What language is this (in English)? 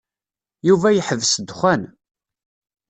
Kabyle